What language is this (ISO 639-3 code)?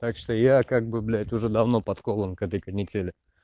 rus